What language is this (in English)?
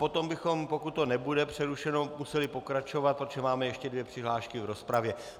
Czech